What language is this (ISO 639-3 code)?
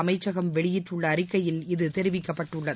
tam